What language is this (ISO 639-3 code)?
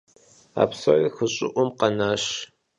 kbd